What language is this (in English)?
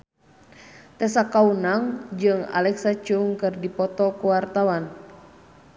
Sundanese